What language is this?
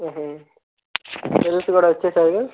Telugu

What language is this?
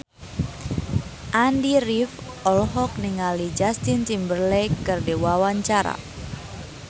Sundanese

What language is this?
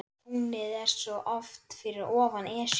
Icelandic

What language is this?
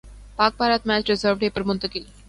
Urdu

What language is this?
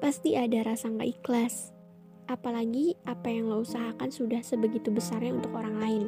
Indonesian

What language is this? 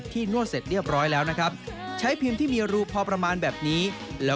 Thai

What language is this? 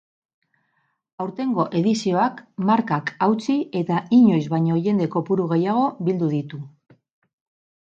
Basque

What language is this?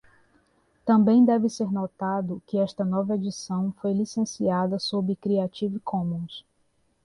Portuguese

